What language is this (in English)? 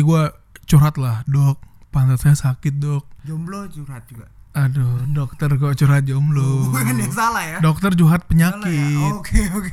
Indonesian